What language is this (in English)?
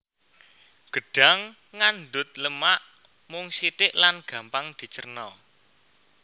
Javanese